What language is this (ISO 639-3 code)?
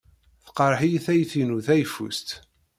kab